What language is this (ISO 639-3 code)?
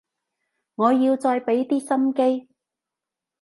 yue